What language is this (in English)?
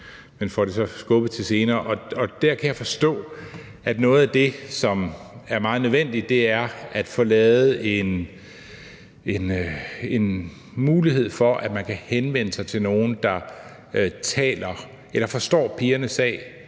Danish